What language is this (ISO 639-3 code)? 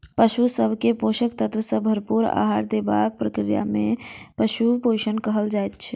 mai